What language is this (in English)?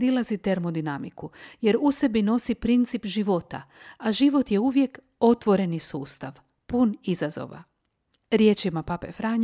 Croatian